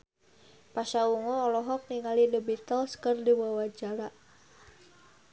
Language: Sundanese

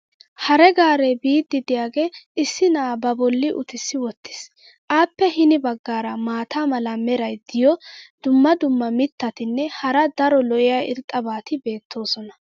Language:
Wolaytta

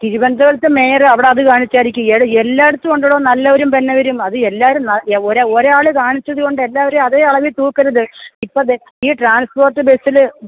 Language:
Malayalam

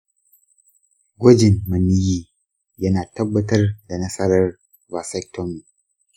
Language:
Hausa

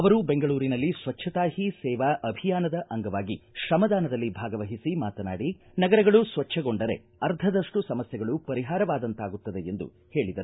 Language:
Kannada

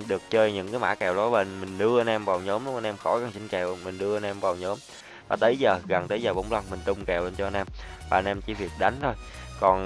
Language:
Vietnamese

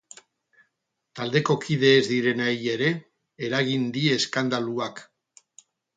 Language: Basque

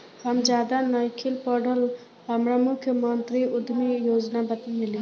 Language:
Bhojpuri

